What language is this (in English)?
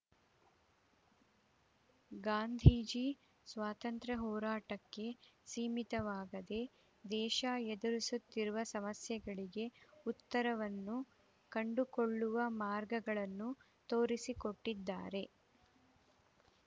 Kannada